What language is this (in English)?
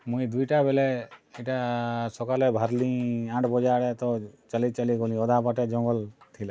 Odia